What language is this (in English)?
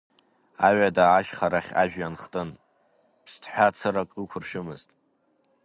Abkhazian